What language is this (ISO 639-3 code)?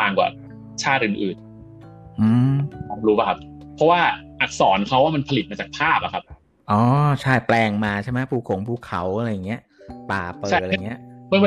tha